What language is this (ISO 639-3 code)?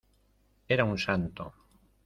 spa